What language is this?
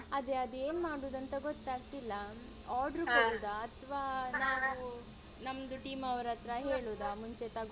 Kannada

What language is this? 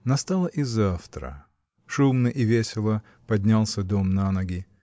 Russian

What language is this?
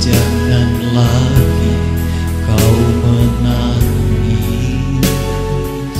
Indonesian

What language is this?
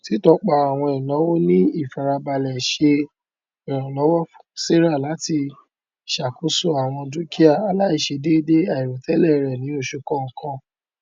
Yoruba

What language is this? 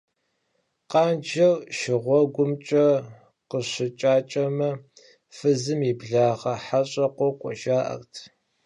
Kabardian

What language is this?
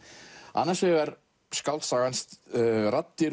Icelandic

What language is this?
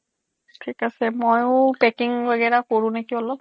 Assamese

